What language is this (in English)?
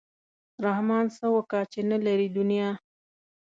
Pashto